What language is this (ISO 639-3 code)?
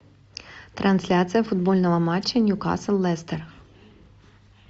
rus